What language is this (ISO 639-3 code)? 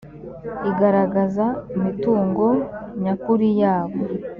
kin